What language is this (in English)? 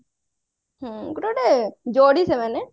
Odia